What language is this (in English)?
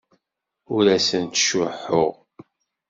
Kabyle